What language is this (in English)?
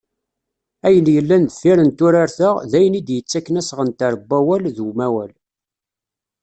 Kabyle